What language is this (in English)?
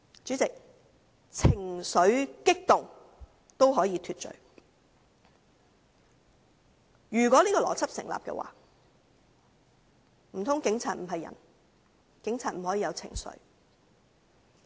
Cantonese